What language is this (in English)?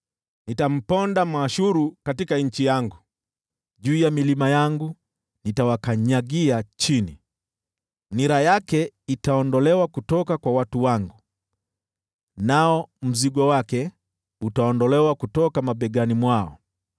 Swahili